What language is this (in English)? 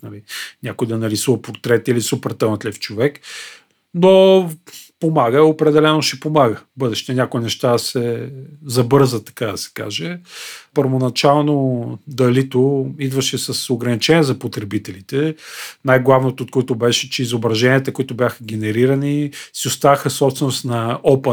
Bulgarian